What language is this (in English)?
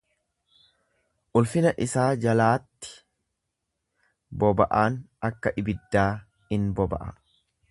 Oromo